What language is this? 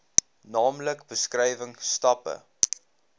Afrikaans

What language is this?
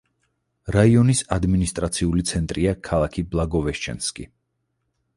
Georgian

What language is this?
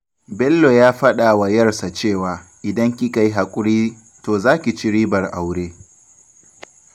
Hausa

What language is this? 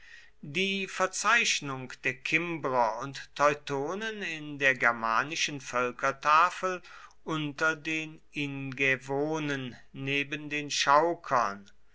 German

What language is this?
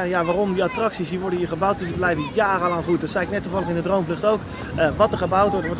Dutch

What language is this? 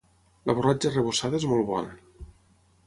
Catalan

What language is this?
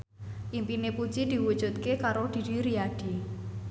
Javanese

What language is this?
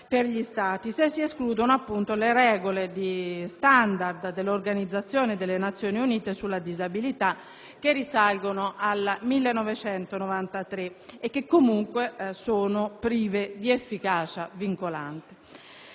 Italian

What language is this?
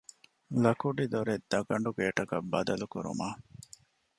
Divehi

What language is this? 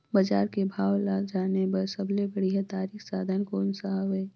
Chhattisgarhi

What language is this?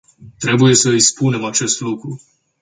Romanian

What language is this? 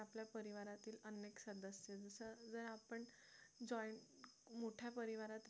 Marathi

